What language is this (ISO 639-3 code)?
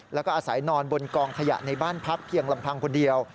tha